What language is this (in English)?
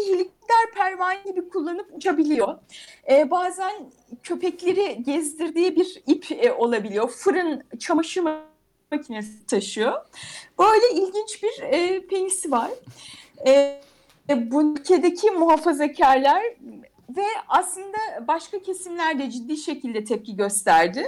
Turkish